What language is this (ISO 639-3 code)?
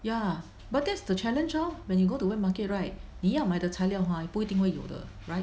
eng